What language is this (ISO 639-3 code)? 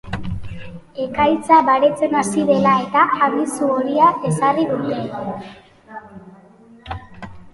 eus